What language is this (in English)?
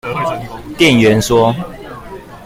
Chinese